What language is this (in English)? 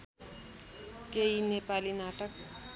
Nepali